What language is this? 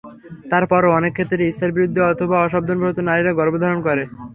Bangla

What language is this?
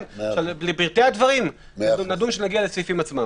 Hebrew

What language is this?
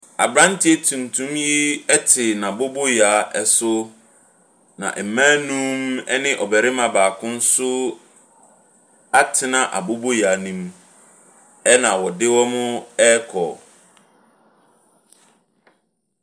Akan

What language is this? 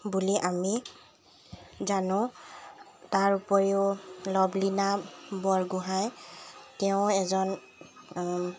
Assamese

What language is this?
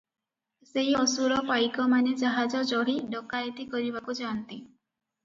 Odia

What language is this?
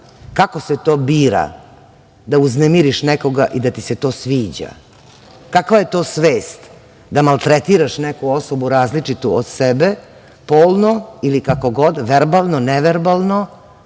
Serbian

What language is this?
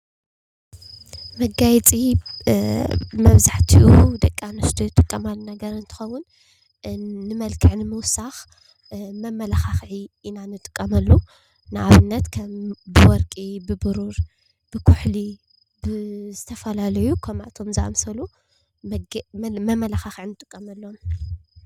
Tigrinya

